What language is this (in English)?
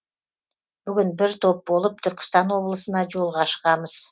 Kazakh